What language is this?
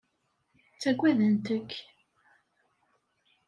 Kabyle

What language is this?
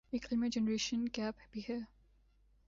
Urdu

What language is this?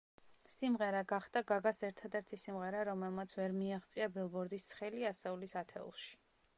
Georgian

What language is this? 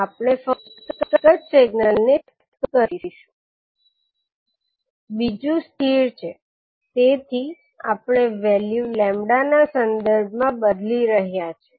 Gujarati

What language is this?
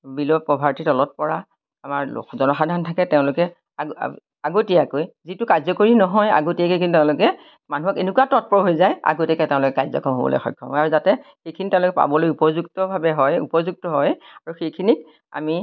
Assamese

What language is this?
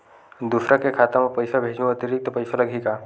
Chhattisgarhi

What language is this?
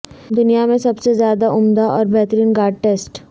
Urdu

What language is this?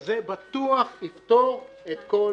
Hebrew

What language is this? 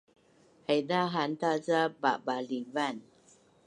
Bunun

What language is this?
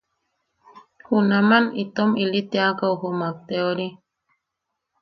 Yaqui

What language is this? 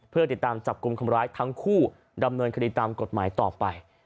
Thai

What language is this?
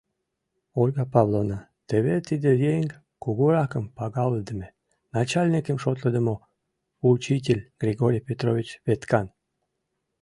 Mari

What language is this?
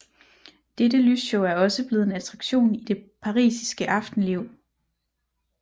Danish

